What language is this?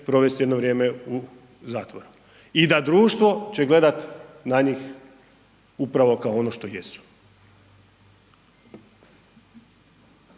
Croatian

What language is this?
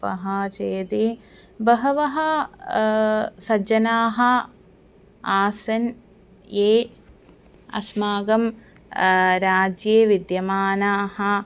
Sanskrit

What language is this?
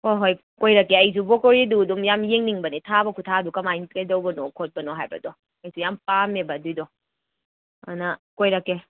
Manipuri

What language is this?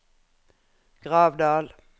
Norwegian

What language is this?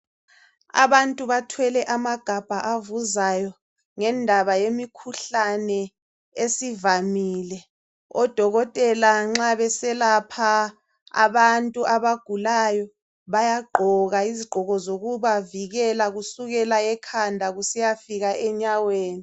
North Ndebele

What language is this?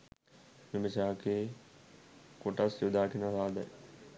Sinhala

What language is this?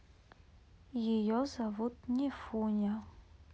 Russian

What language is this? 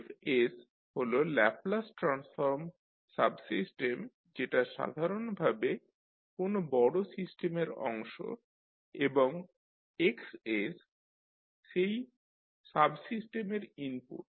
Bangla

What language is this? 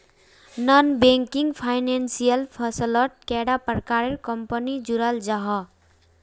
Magahi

